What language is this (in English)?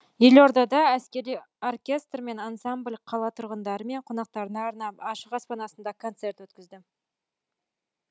Kazakh